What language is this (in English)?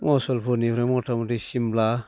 Bodo